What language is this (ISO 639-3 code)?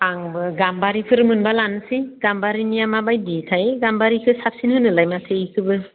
brx